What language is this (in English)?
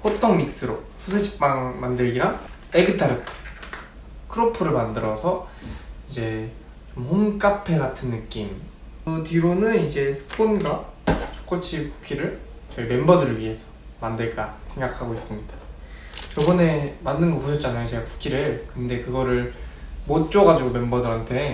Korean